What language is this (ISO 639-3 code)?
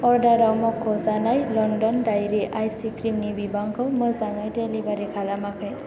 brx